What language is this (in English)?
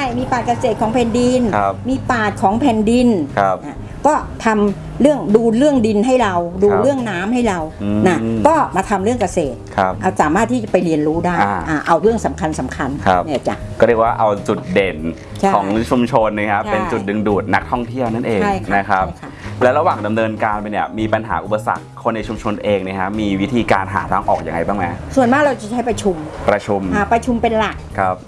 Thai